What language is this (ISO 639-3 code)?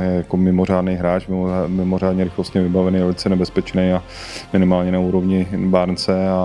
ces